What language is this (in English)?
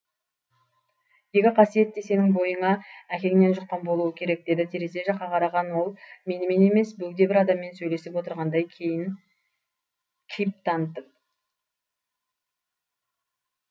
Kazakh